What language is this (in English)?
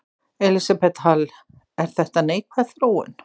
Icelandic